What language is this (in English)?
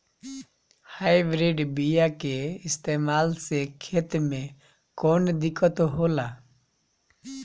Bhojpuri